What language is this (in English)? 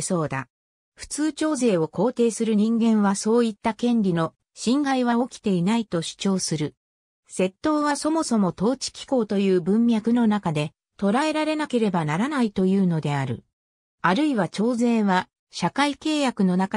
Japanese